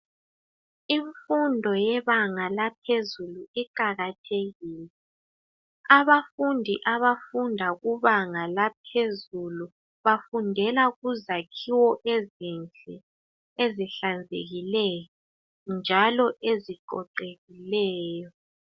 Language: North Ndebele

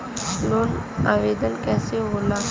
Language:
Bhojpuri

